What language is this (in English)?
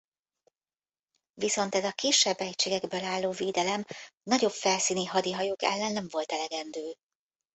Hungarian